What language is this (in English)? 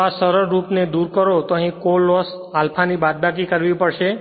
Gujarati